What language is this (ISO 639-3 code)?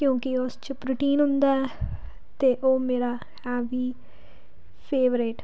pan